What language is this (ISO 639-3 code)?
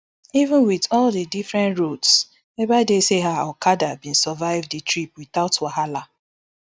pcm